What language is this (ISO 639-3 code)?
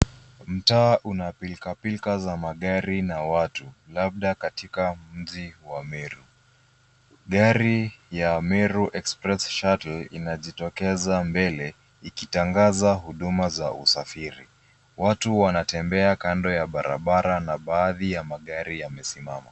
swa